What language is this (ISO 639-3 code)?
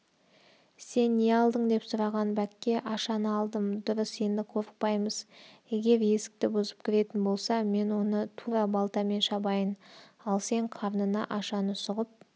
kaz